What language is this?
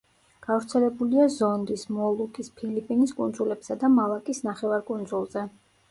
Georgian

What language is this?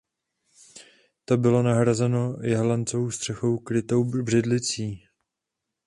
Czech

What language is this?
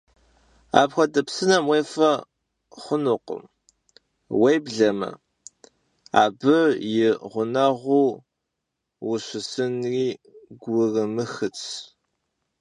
Kabardian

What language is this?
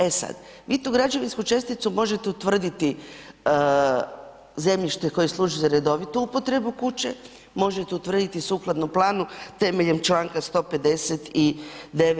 Croatian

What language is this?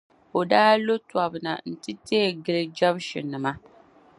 Dagbani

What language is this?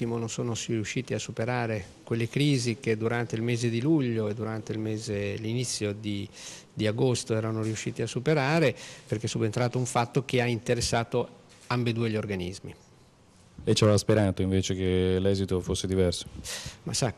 Italian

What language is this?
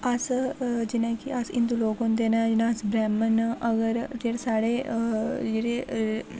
Dogri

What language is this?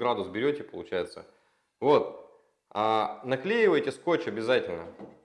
Russian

